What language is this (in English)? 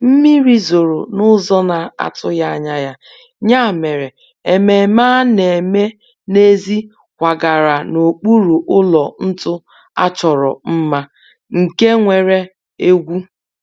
Igbo